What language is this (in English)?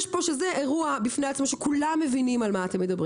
Hebrew